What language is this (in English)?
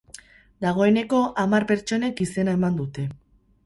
Basque